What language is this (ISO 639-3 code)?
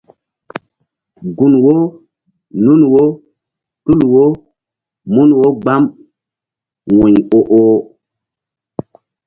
mdd